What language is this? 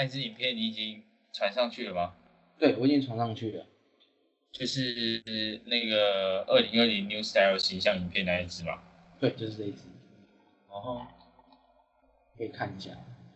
Chinese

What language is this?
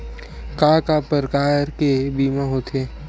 Chhattisgarhi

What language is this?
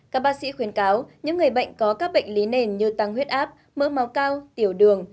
Vietnamese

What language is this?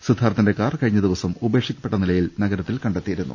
Malayalam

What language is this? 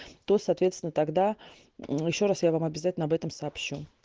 Russian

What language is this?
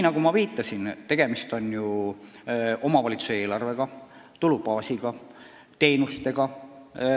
Estonian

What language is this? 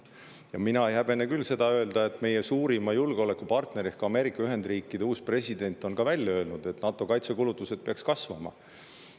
Estonian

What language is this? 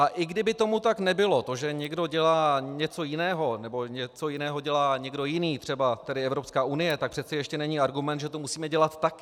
Czech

